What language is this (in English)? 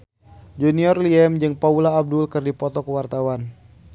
Sundanese